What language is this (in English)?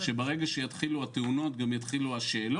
Hebrew